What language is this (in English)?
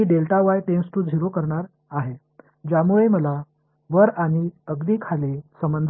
Tamil